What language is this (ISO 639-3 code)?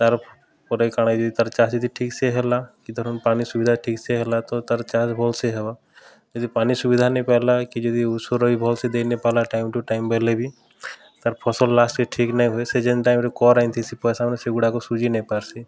ori